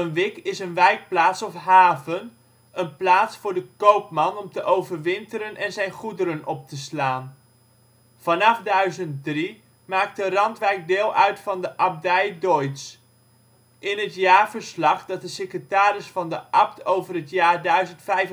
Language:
Dutch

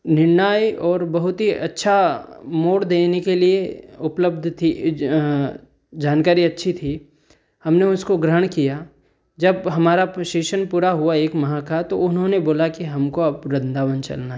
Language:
Hindi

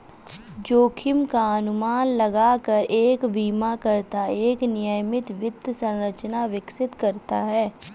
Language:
Hindi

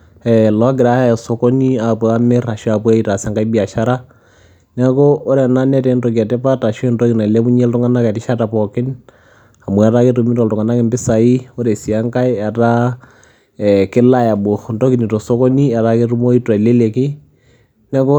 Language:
Masai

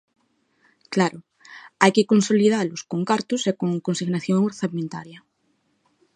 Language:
Galician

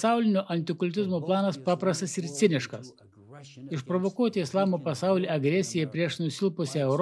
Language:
Lithuanian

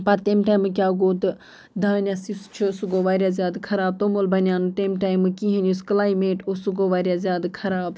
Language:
Kashmiri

